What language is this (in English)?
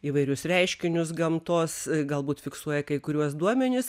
Lithuanian